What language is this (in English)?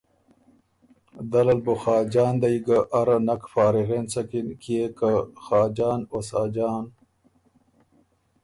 Ormuri